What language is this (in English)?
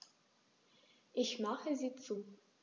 German